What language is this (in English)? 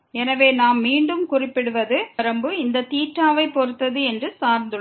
Tamil